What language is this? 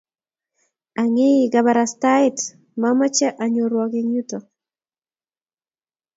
Kalenjin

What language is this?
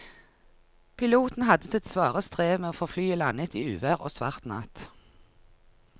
Norwegian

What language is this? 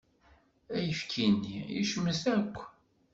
Kabyle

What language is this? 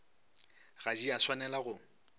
Northern Sotho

